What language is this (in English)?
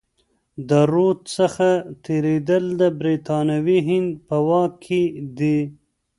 Pashto